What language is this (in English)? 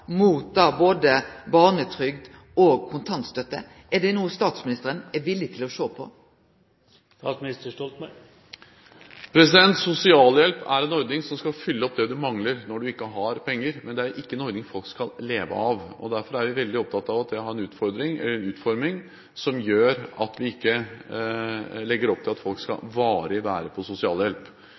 Norwegian